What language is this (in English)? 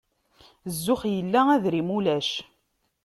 Kabyle